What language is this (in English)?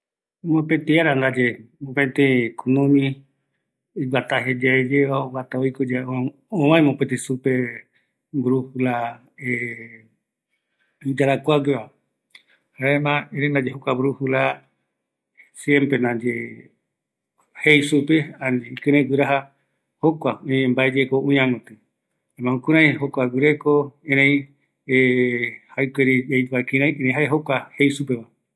Eastern Bolivian Guaraní